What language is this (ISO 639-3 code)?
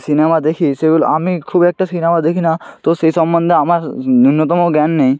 ben